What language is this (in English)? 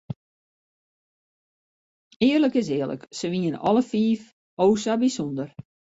Western Frisian